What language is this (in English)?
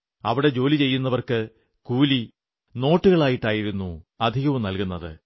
Malayalam